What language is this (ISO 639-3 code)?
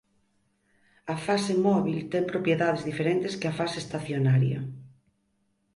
glg